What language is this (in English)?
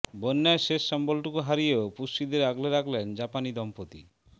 Bangla